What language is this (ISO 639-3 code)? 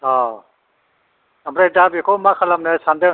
brx